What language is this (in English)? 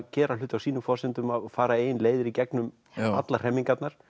Icelandic